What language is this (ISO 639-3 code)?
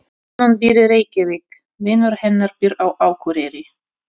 isl